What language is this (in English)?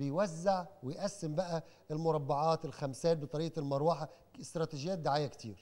Arabic